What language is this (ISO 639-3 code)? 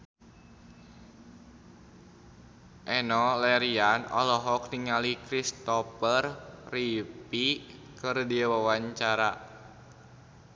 sun